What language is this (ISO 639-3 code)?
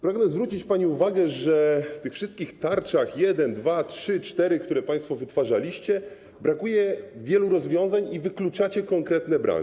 pol